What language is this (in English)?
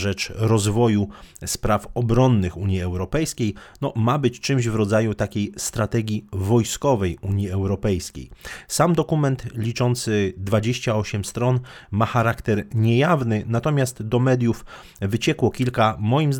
Polish